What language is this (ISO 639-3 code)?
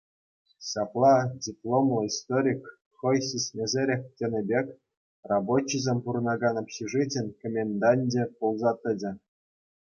chv